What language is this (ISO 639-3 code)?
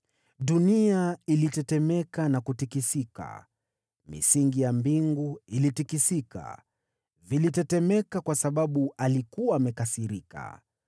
swa